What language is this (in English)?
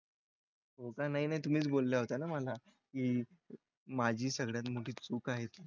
Marathi